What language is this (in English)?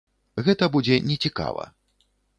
Belarusian